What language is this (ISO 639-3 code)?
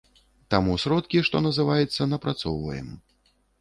bel